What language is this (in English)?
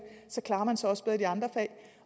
Danish